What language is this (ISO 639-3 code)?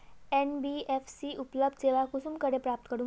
mag